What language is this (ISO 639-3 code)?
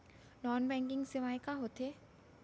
hne